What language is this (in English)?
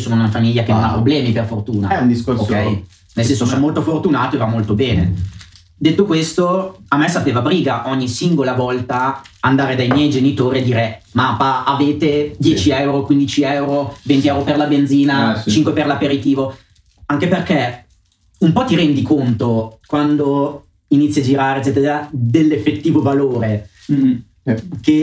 Italian